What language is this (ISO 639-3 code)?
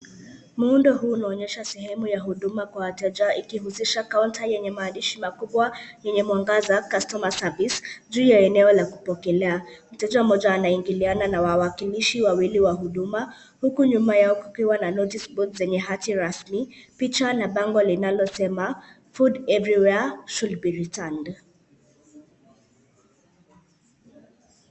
swa